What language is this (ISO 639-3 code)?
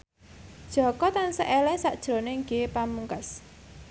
jav